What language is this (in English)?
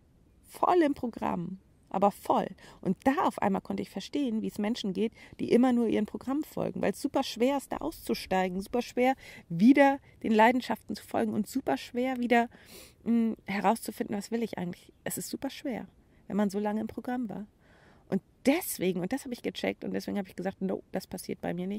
German